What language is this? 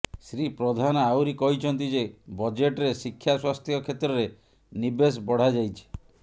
Odia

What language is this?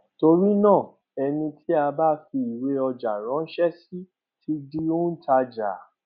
Yoruba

